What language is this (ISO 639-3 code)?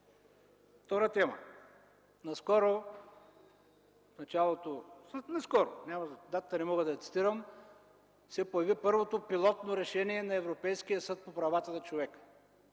bul